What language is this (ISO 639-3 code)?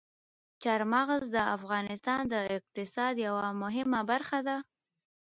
pus